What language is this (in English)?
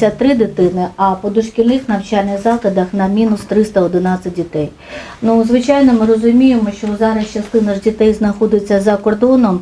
Ukrainian